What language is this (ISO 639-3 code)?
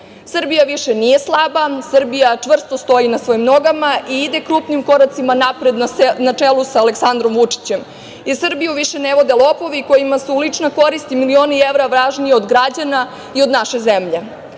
srp